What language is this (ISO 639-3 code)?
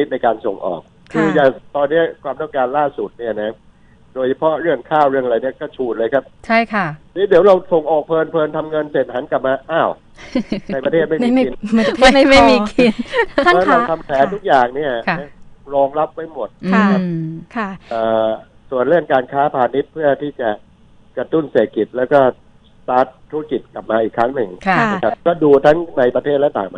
tha